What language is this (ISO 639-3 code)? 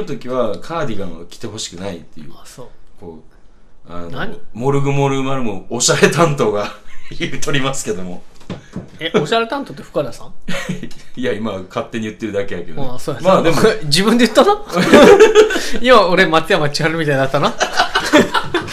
jpn